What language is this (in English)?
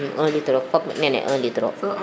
Serer